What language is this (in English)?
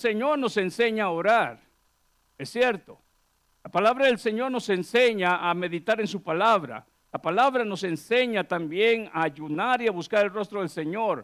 Spanish